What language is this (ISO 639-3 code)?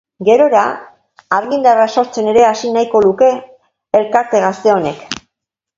eus